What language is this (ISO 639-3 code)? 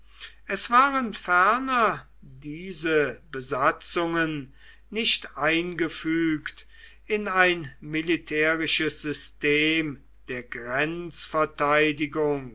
deu